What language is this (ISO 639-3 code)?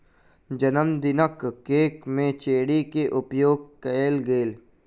mai